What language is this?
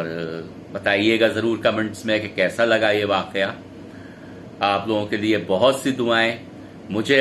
Hindi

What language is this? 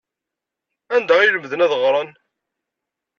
Kabyle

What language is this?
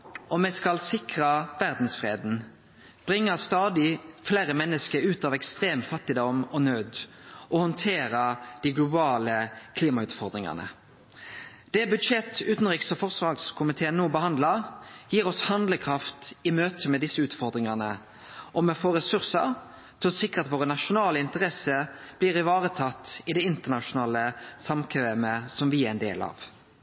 Norwegian Nynorsk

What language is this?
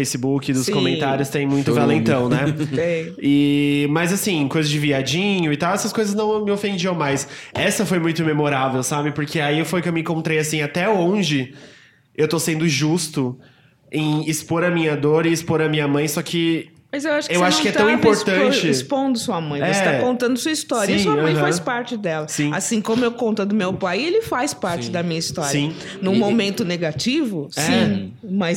Portuguese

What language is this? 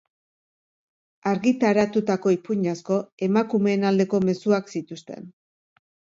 Basque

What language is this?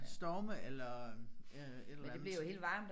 Danish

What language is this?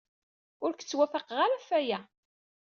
Kabyle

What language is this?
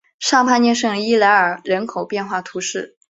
Chinese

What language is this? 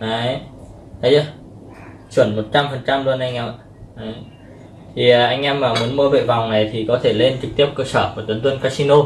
Vietnamese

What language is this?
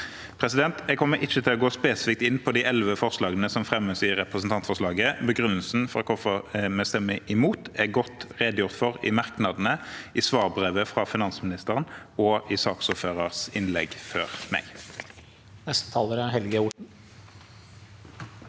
Norwegian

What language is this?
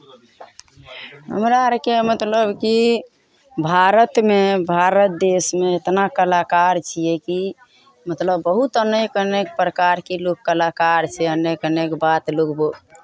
Maithili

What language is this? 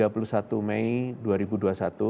Indonesian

